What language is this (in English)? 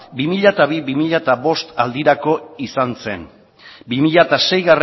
Basque